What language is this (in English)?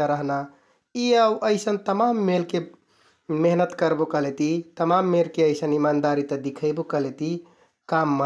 Kathoriya Tharu